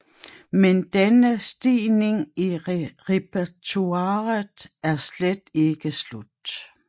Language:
Danish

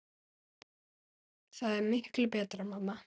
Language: Icelandic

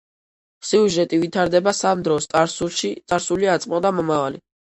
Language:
Georgian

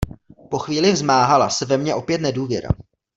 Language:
Czech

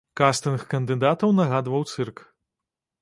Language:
Belarusian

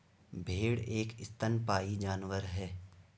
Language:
Hindi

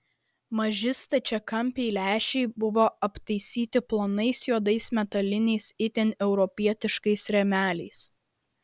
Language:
Lithuanian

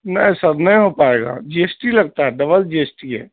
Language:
Urdu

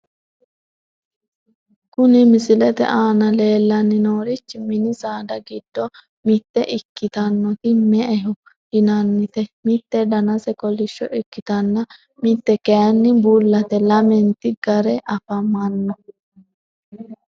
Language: Sidamo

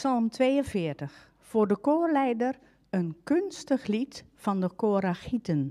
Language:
Dutch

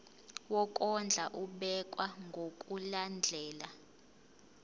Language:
Zulu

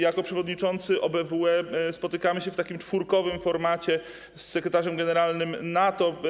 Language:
Polish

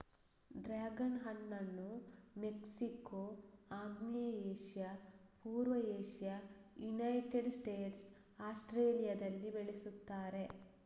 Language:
Kannada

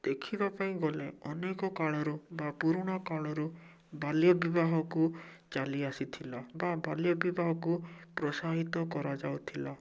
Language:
Odia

